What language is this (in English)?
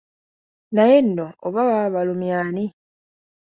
Ganda